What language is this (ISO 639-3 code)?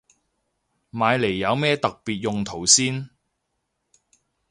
yue